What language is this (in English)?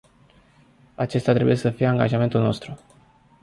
Romanian